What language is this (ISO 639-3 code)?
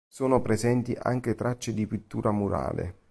ita